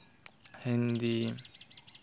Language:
Santali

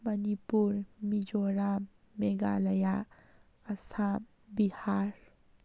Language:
Manipuri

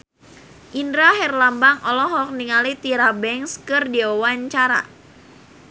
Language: Sundanese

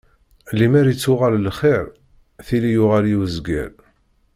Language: Kabyle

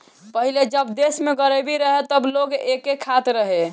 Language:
Bhojpuri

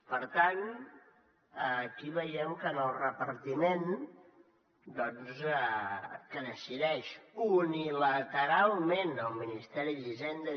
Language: Catalan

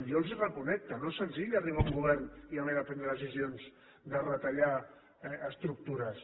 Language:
Catalan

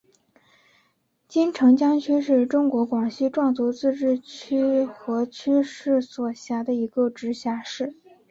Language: Chinese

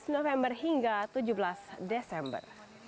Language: Indonesian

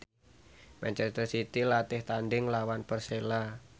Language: Javanese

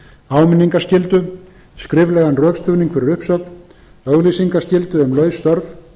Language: Icelandic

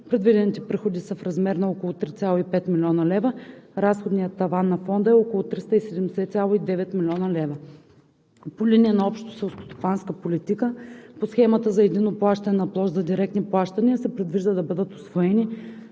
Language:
Bulgarian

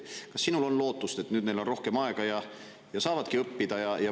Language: Estonian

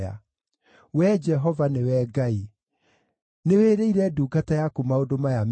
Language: Kikuyu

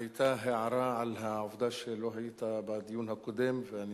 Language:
Hebrew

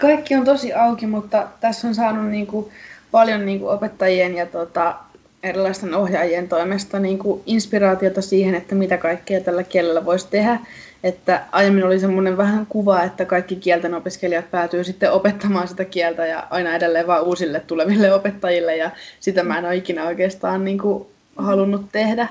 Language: Finnish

